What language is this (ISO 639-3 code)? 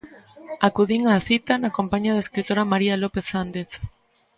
glg